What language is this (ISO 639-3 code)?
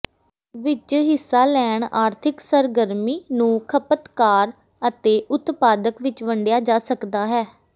pan